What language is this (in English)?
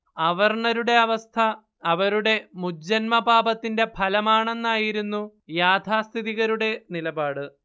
Malayalam